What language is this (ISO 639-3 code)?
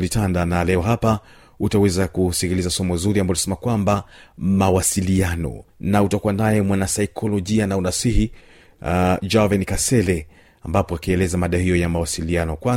swa